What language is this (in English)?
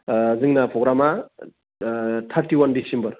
Bodo